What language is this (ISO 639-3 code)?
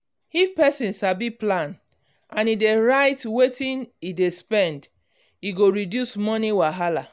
pcm